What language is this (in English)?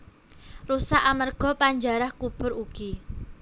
Javanese